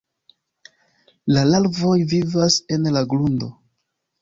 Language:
Esperanto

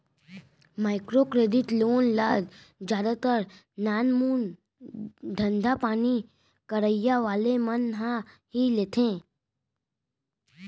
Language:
Chhattisgarhi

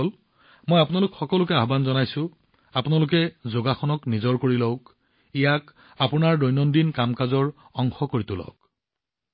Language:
Assamese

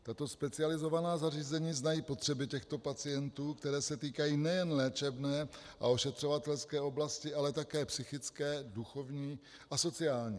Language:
Czech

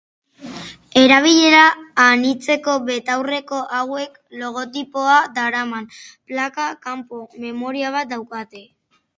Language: Basque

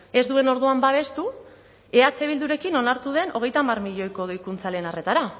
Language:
Basque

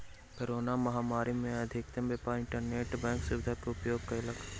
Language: Maithili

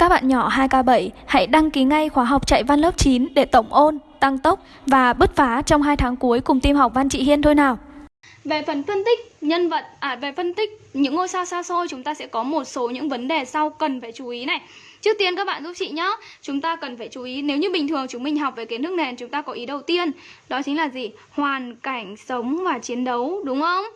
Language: Vietnamese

